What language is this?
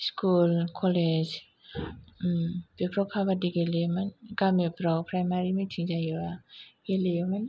Bodo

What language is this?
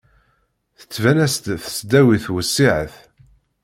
Kabyle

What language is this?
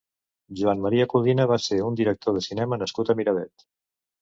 Catalan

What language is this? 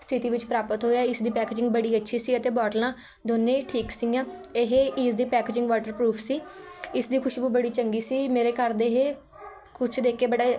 Punjabi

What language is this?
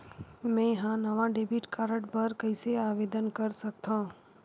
Chhattisgarhi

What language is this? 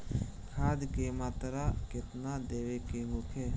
Bhojpuri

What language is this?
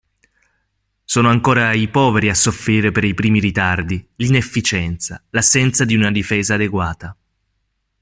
Italian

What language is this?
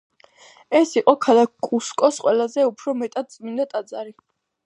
Georgian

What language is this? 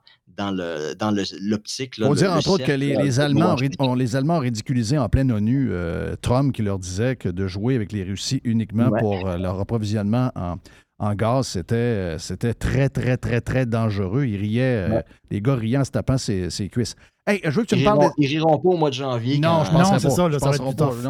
French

